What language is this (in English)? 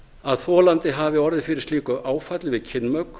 Icelandic